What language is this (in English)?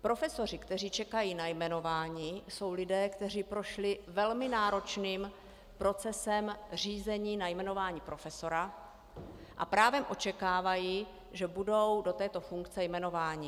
Czech